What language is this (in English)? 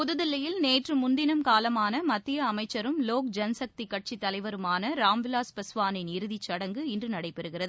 Tamil